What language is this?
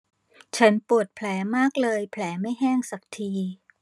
Thai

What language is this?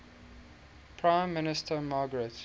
English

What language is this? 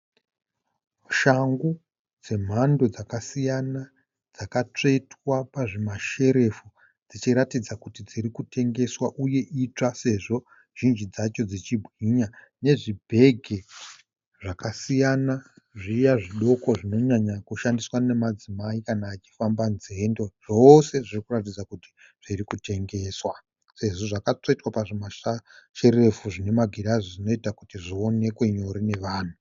Shona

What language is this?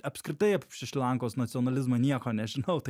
Lithuanian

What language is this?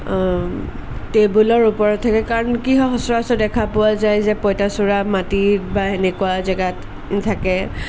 Assamese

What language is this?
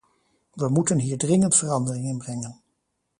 Dutch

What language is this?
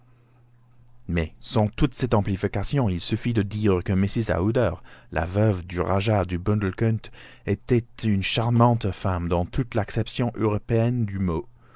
French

